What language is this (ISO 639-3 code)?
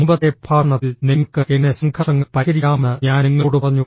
mal